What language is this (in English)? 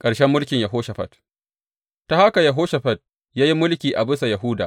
Hausa